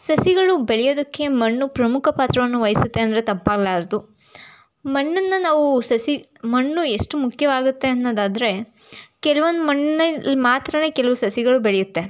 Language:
Kannada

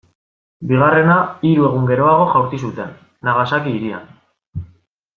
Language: Basque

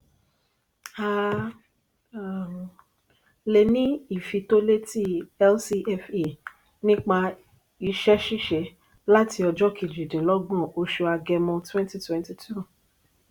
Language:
Yoruba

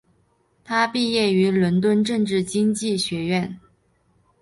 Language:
Chinese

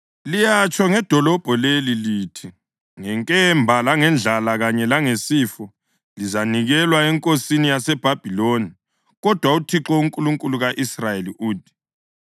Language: North Ndebele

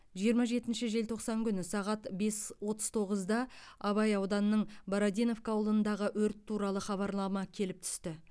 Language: Kazakh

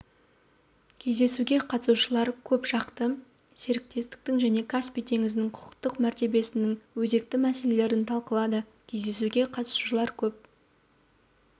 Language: Kazakh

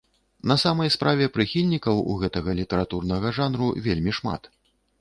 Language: Belarusian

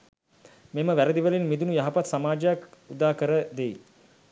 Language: Sinhala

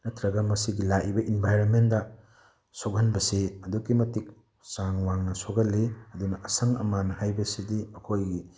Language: Manipuri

